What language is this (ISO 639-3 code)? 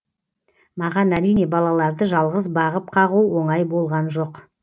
kaz